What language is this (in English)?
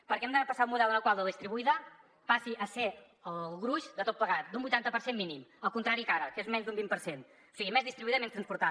Catalan